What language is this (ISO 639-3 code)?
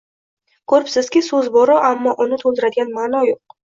uzb